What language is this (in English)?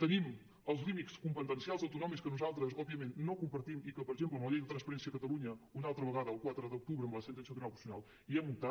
Catalan